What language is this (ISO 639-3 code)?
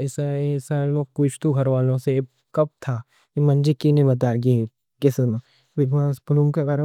dcc